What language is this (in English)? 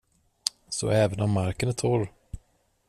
Swedish